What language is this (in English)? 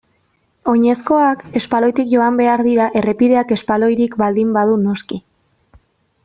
Basque